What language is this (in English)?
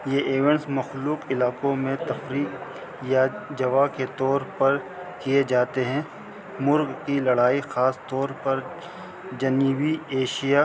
Urdu